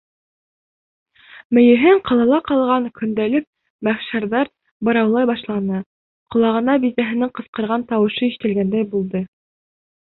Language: Bashkir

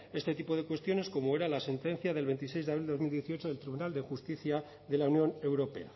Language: Spanish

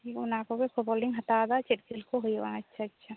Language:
Santali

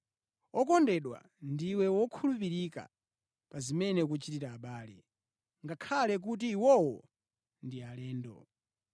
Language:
Nyanja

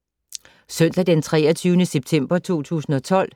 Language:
Danish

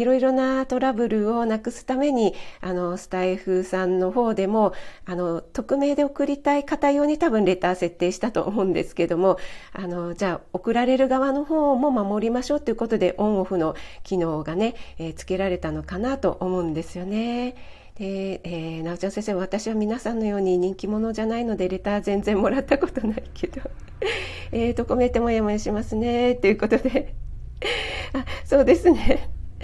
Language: Japanese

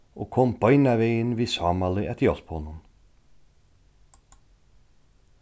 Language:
Faroese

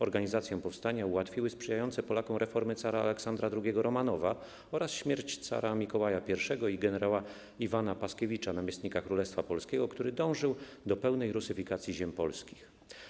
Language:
Polish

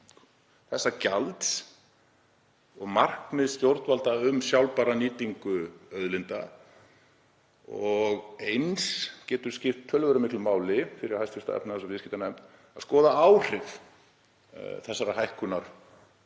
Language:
Icelandic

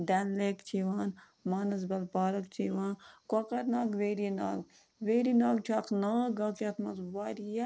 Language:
Kashmiri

